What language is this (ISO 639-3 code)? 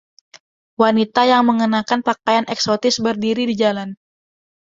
ind